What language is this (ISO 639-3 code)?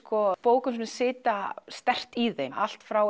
isl